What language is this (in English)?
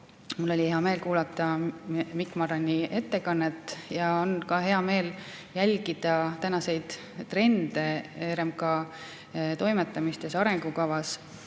Estonian